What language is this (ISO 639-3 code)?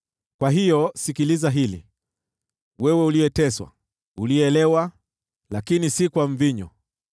swa